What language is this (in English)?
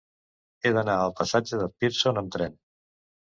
Catalan